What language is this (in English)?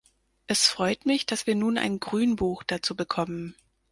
German